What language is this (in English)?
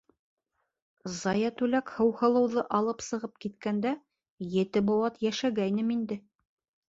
Bashkir